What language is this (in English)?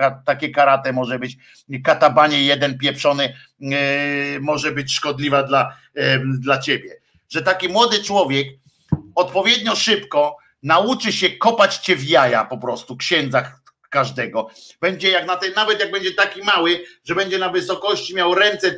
Polish